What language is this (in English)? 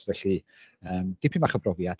Welsh